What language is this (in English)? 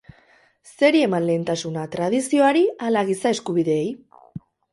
Basque